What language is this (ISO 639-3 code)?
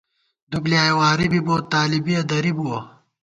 gwt